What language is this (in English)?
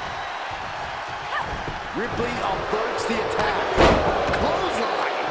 English